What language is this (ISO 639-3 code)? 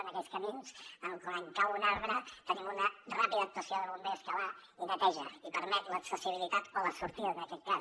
cat